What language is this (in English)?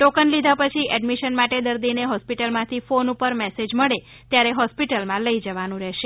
Gujarati